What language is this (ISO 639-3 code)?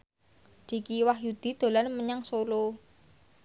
jav